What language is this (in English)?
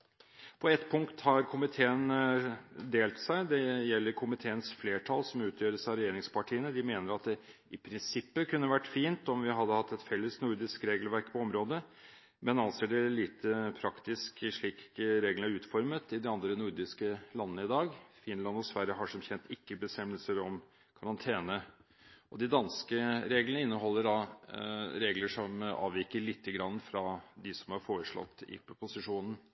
Norwegian Bokmål